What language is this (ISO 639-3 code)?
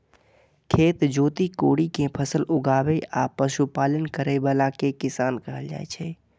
mai